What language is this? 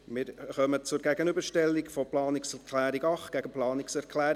Swiss German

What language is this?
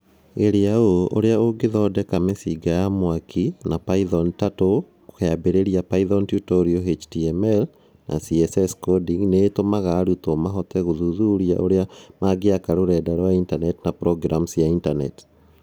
Kikuyu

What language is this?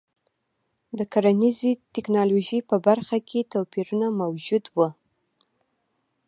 Pashto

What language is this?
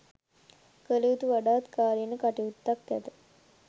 Sinhala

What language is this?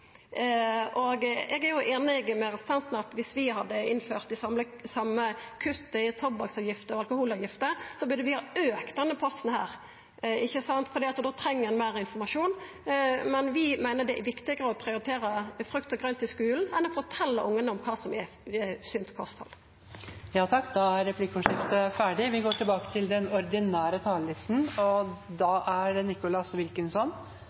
Norwegian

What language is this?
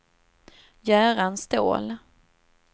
Swedish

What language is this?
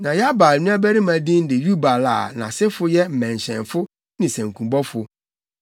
Akan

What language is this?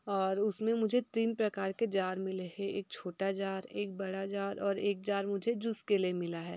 Hindi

